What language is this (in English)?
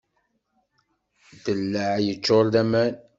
Kabyle